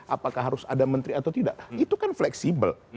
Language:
Indonesian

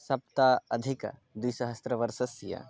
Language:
Sanskrit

